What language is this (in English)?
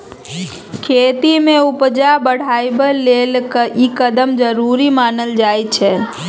Maithili